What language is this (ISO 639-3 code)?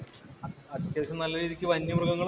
mal